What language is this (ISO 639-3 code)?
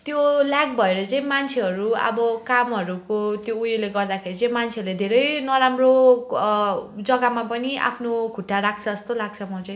nep